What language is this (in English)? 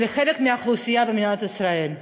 Hebrew